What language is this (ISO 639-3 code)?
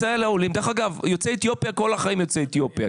heb